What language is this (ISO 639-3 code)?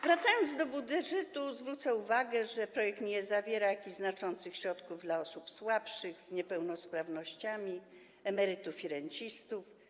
pol